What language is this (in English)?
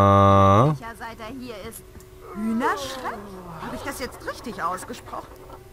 German